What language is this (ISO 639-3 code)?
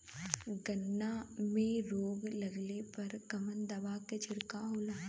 bho